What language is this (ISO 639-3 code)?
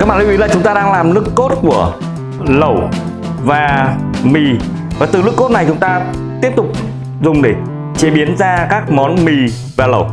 vie